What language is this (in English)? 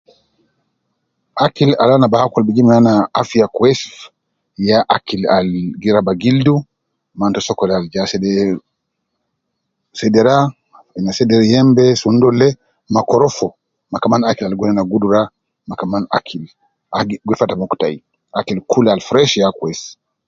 Nubi